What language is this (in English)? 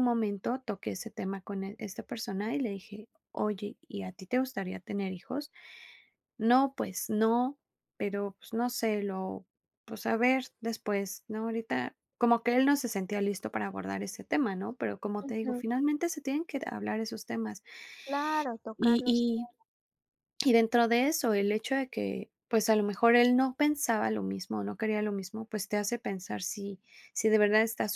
Spanish